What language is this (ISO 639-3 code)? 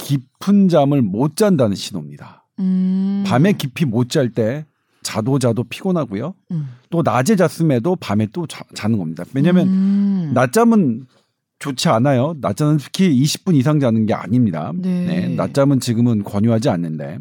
kor